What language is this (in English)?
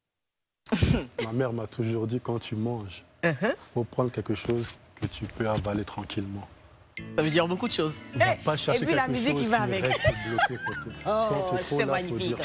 French